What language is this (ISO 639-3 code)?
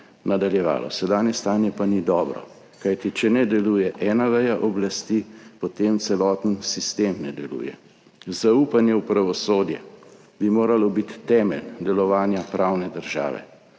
slv